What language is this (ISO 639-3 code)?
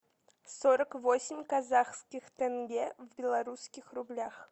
rus